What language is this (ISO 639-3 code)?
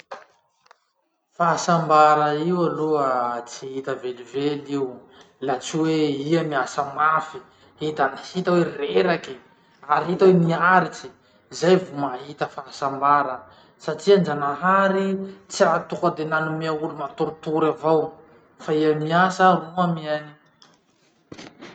msh